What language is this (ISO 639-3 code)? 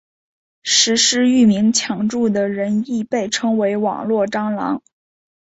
zho